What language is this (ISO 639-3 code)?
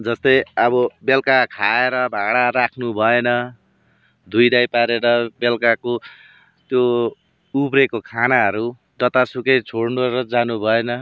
nep